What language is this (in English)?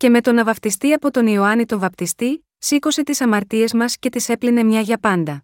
Greek